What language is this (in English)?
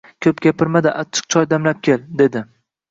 Uzbek